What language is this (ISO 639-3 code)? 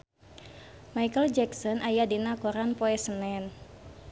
sun